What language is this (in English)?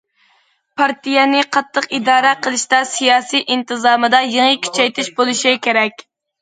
Uyghur